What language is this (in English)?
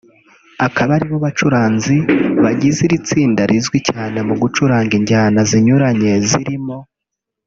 Kinyarwanda